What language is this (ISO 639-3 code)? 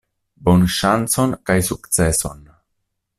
epo